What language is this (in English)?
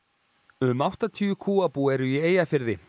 Icelandic